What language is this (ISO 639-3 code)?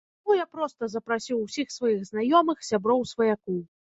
bel